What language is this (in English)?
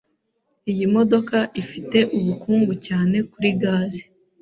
Kinyarwanda